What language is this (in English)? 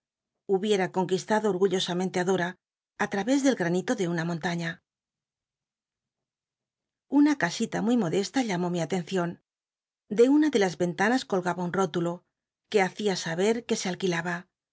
Spanish